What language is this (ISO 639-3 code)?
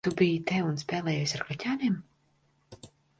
lav